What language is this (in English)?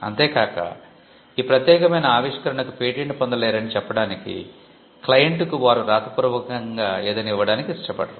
Telugu